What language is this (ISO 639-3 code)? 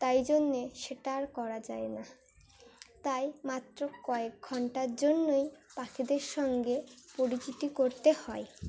ben